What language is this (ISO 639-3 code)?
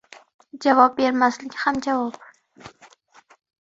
uzb